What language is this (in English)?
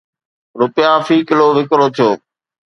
Sindhi